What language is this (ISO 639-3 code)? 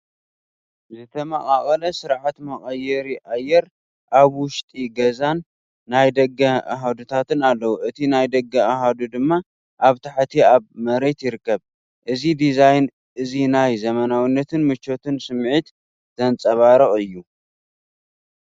tir